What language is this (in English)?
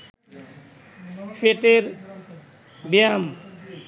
Bangla